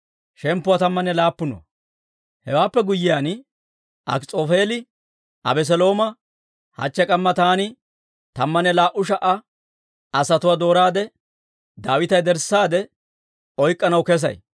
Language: Dawro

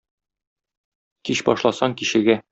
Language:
Tatar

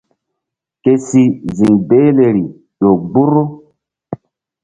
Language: Mbum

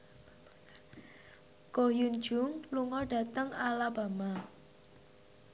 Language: Javanese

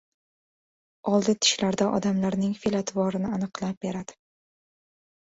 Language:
Uzbek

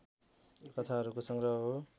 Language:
Nepali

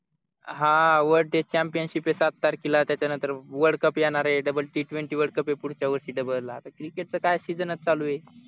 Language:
Marathi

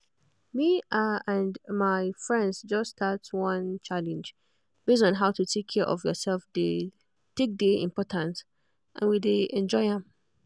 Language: Nigerian Pidgin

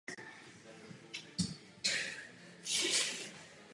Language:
Czech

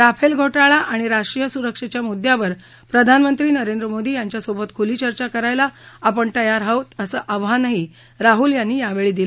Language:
Marathi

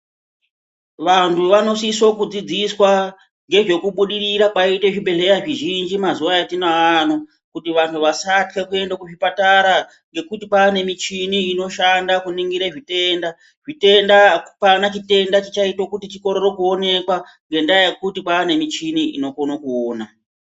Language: Ndau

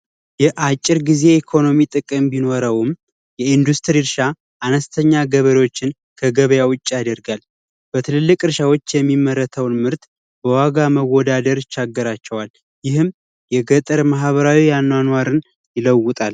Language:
Amharic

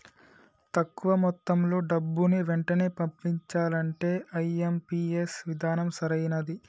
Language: Telugu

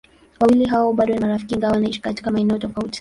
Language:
Swahili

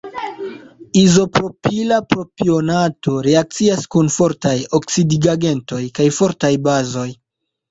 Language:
Esperanto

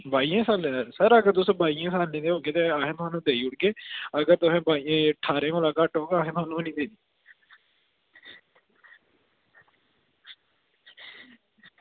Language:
Dogri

